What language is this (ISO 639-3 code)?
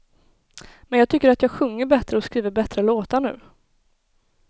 swe